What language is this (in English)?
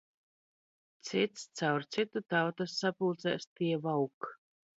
Latvian